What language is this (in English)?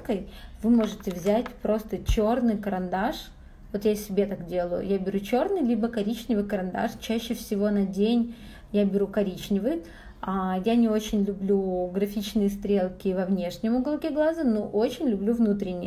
Russian